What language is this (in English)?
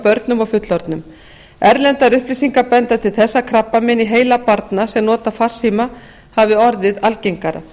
Icelandic